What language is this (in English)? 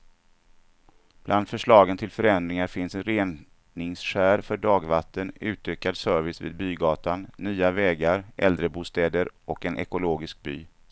Swedish